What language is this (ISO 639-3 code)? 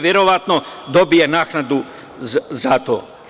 srp